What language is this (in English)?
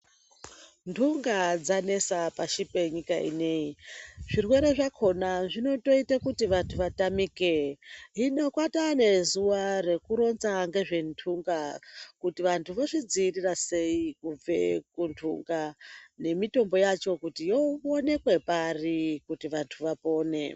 Ndau